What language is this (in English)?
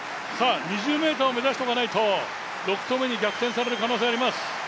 Japanese